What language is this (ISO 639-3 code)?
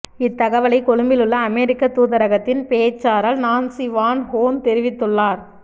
tam